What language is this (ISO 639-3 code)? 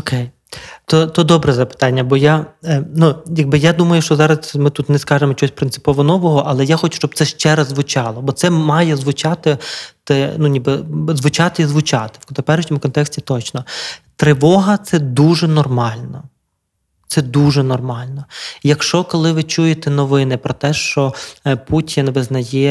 ukr